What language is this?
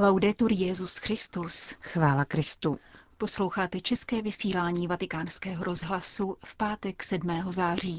Czech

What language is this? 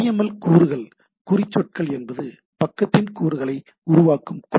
Tamil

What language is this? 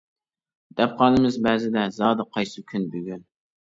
Uyghur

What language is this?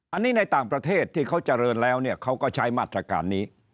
Thai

